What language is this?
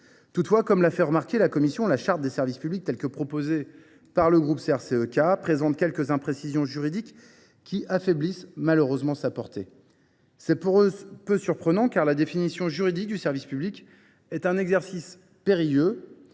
French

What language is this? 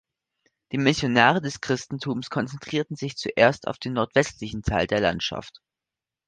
German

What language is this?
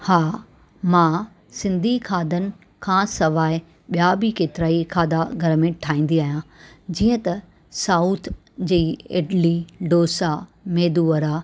Sindhi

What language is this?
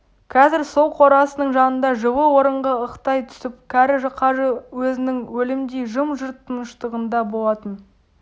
Kazakh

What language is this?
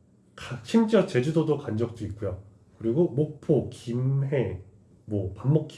Korean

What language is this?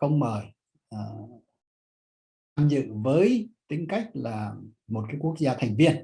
Vietnamese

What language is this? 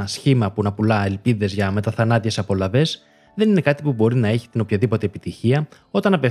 Greek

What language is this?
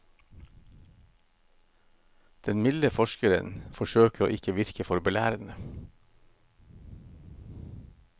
Norwegian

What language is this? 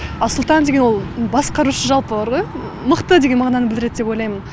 Kazakh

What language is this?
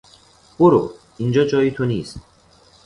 Persian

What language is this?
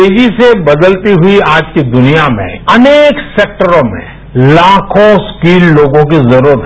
Hindi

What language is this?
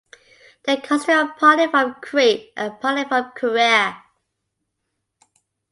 English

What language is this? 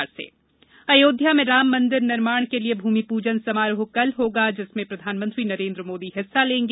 Hindi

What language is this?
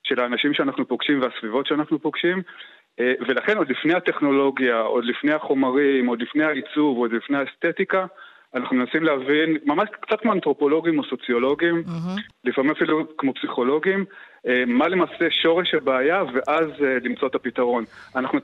Hebrew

